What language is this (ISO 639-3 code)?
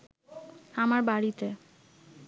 ben